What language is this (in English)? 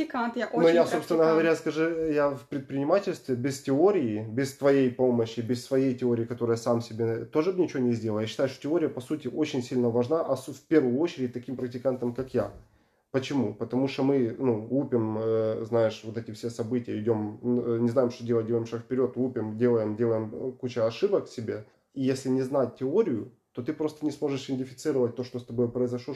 Russian